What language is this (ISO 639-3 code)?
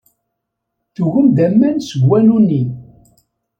kab